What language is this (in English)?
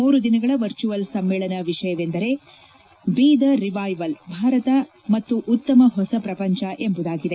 Kannada